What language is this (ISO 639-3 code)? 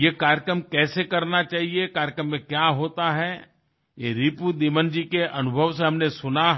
hin